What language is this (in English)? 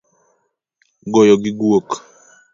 Luo (Kenya and Tanzania)